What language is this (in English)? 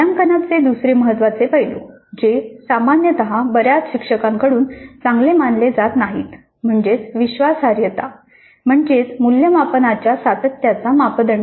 Marathi